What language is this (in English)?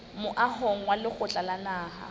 Southern Sotho